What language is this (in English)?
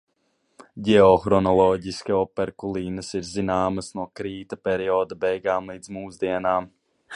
Latvian